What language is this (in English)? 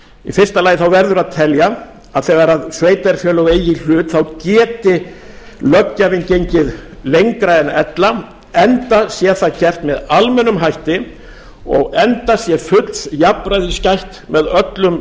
Icelandic